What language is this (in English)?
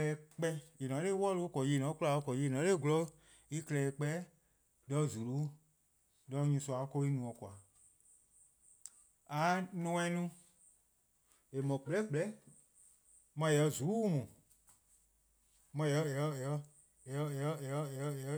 Eastern Krahn